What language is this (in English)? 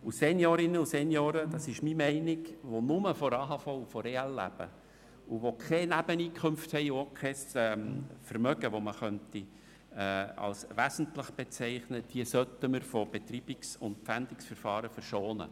Swiss German